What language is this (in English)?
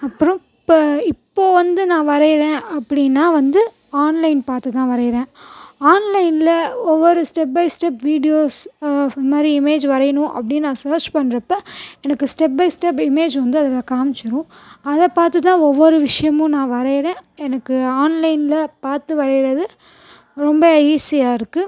Tamil